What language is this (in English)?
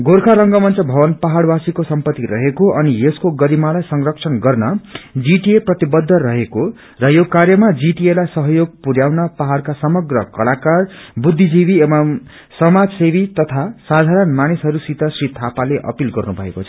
Nepali